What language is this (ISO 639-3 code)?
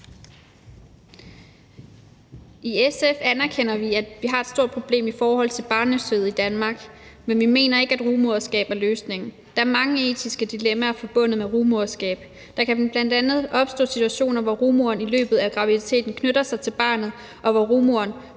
dan